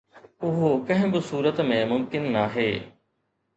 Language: Sindhi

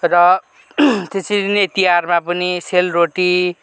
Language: Nepali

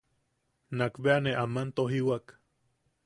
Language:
Yaqui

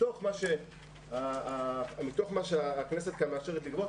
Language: Hebrew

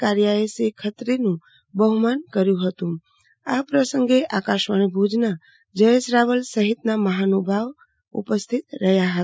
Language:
Gujarati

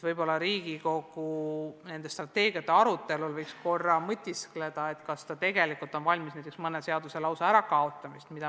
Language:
Estonian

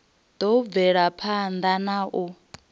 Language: Venda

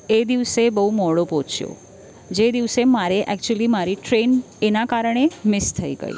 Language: Gujarati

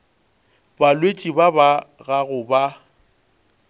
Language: Northern Sotho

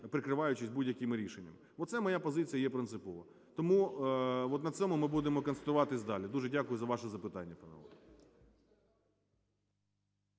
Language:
Ukrainian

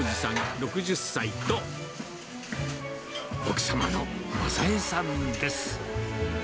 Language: Japanese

